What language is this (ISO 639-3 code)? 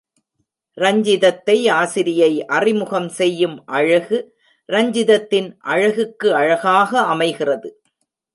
tam